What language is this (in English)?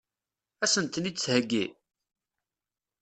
Kabyle